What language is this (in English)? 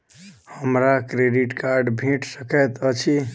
Maithili